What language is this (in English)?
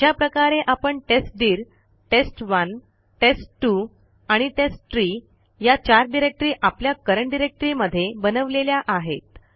Marathi